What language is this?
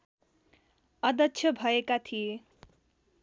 Nepali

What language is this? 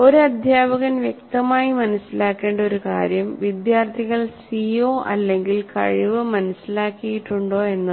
Malayalam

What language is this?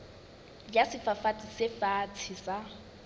Southern Sotho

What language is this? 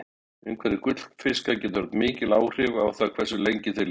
Icelandic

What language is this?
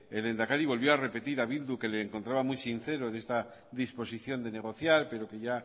Spanish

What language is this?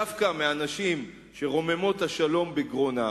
Hebrew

